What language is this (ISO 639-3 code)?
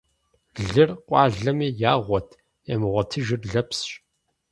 kbd